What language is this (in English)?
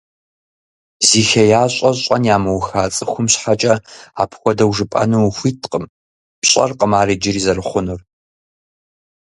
Kabardian